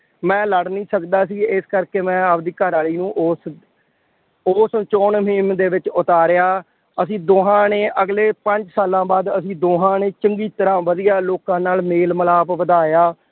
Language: Punjabi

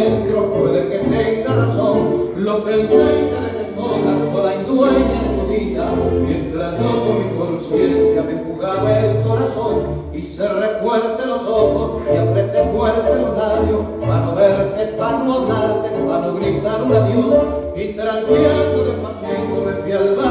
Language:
Arabic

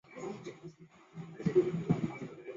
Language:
Chinese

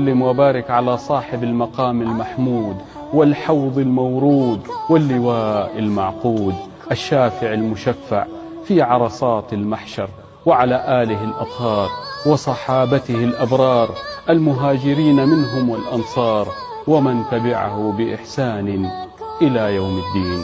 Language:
Arabic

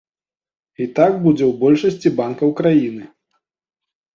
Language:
Belarusian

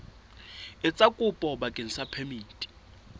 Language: Southern Sotho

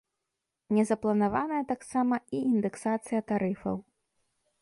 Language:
Belarusian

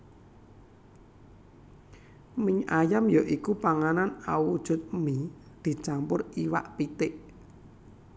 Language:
Javanese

